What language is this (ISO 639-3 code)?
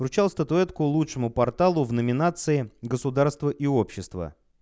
rus